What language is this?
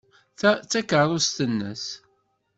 Kabyle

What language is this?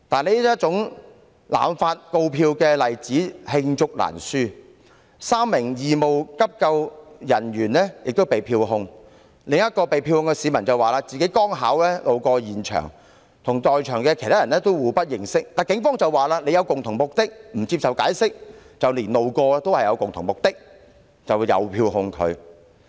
Cantonese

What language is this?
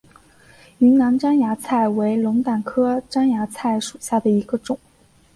Chinese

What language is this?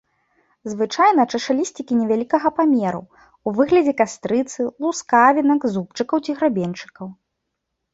Belarusian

